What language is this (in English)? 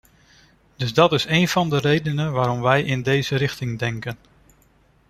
Dutch